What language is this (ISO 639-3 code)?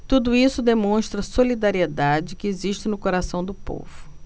por